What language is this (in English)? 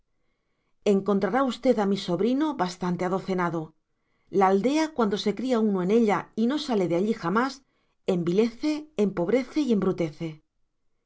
Spanish